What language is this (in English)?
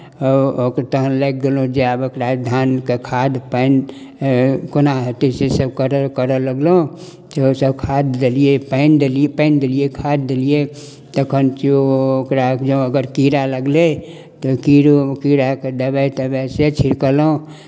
Maithili